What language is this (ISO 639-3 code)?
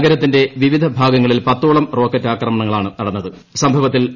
mal